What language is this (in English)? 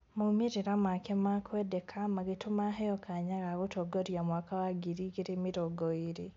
Kikuyu